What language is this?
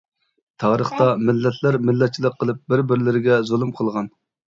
Uyghur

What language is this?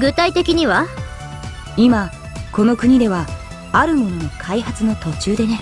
Japanese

